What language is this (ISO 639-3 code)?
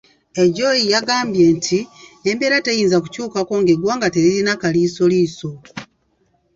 lug